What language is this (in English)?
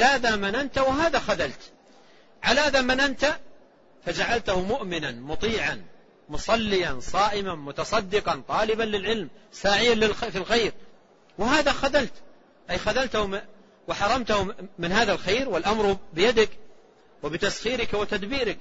Arabic